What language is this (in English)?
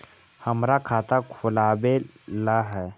Magahi